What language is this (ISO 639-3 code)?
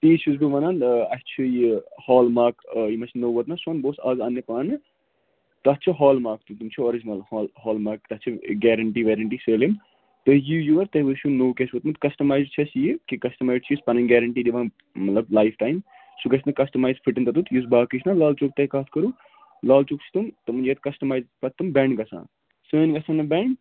kas